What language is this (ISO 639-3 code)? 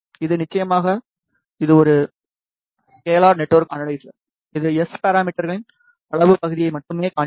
tam